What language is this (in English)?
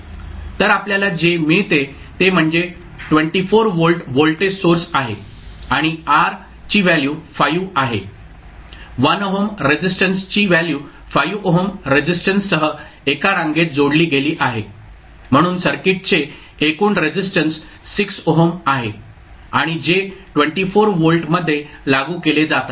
Marathi